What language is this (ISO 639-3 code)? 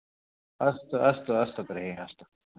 san